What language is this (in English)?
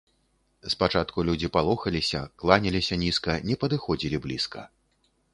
Belarusian